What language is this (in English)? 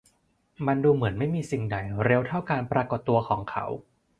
Thai